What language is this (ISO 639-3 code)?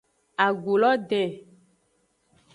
ajg